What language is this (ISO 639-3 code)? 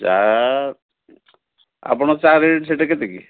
ori